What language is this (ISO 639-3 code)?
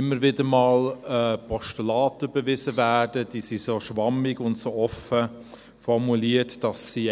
gsw